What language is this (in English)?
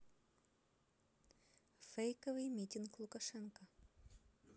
Russian